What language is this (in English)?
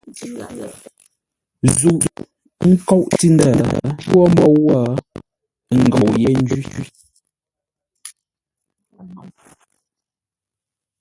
Ngombale